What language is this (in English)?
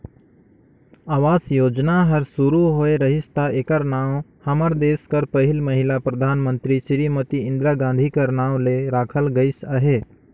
Chhattisgarhi